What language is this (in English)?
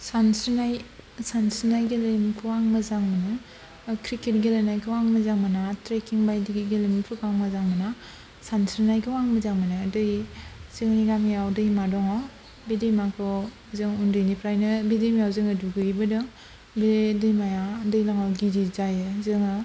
Bodo